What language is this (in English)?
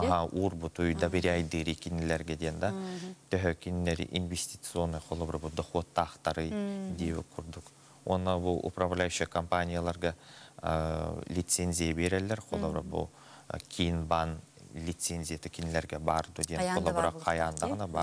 Turkish